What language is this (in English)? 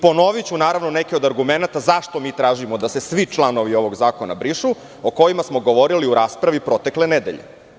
Serbian